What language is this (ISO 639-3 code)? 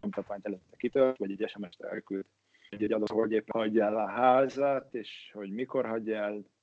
hun